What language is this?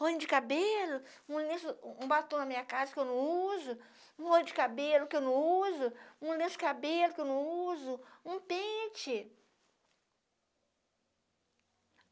Portuguese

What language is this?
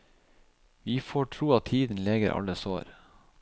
Norwegian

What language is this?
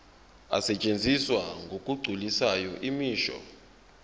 Zulu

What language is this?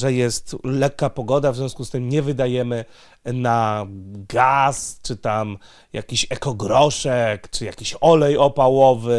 Polish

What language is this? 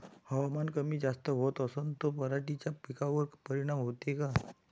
Marathi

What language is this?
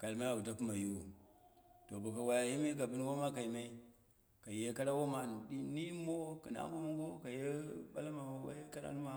Dera (Nigeria)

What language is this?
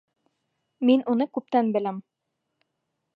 Bashkir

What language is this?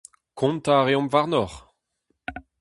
Breton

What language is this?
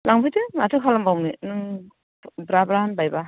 Bodo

